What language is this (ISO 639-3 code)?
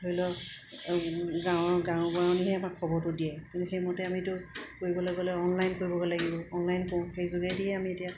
asm